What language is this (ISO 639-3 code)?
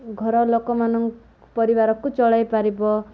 ori